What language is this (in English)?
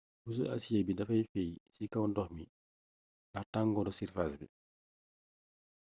Wolof